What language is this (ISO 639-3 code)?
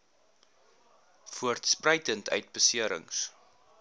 afr